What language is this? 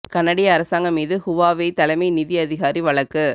Tamil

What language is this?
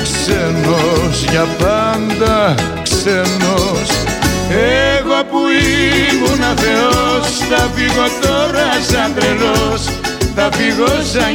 Greek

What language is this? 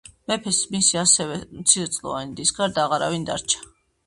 Georgian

